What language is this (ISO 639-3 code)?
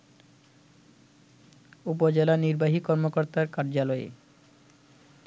ben